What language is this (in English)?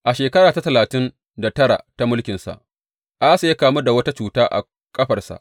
Hausa